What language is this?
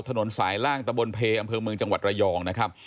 Thai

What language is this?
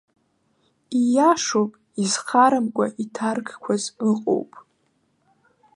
Abkhazian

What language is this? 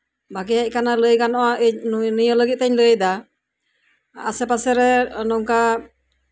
Santali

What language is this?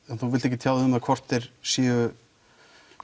Icelandic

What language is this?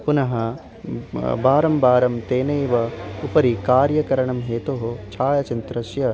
Sanskrit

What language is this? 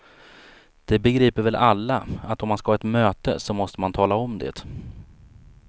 Swedish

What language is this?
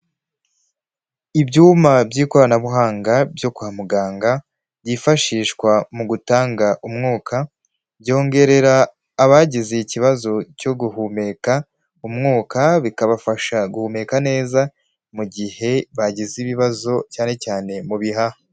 Kinyarwanda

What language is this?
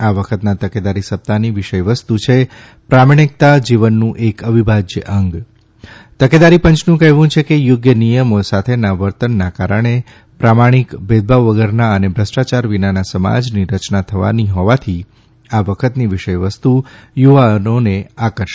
Gujarati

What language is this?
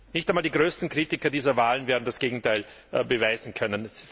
German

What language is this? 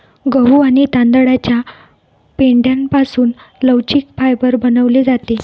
Marathi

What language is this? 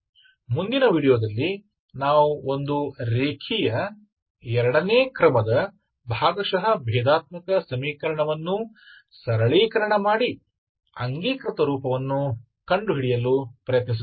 Kannada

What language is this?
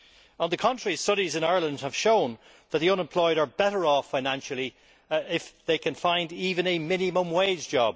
English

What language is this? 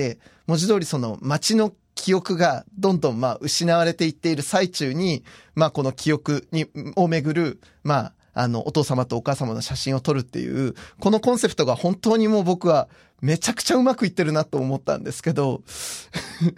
Japanese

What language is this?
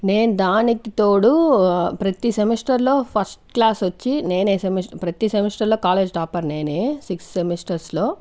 Telugu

